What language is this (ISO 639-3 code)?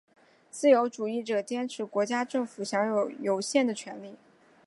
zho